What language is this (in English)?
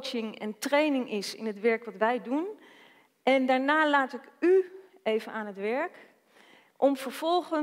Dutch